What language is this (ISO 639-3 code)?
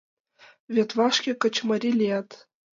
chm